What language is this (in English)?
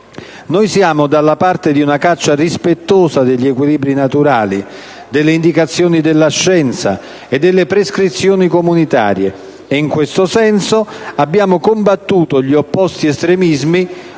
Italian